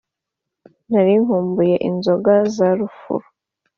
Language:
Kinyarwanda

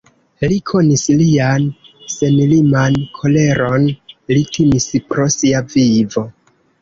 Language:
Esperanto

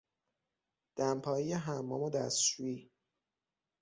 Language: Persian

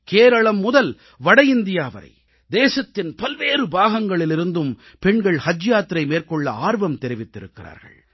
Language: Tamil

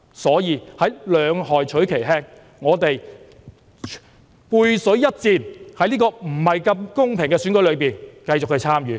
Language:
Cantonese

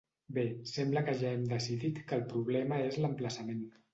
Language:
Catalan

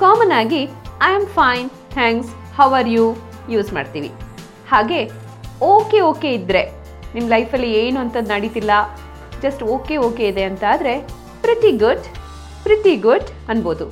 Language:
Kannada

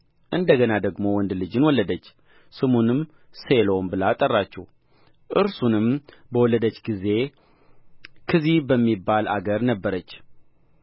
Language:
Amharic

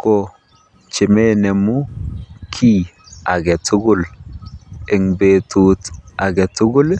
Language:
Kalenjin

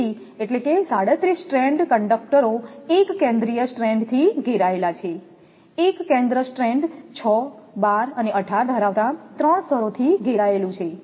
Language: Gujarati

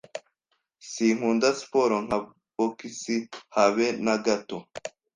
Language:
Kinyarwanda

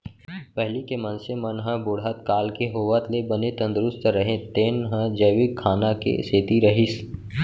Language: Chhattisgarhi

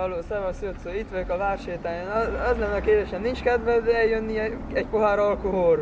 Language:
Hungarian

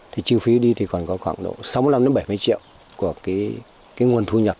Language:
Vietnamese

